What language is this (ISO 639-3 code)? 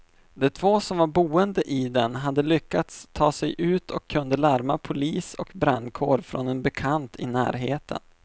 swe